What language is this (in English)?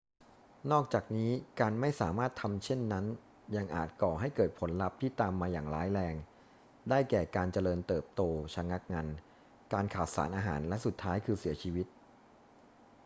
Thai